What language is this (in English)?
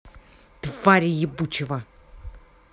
Russian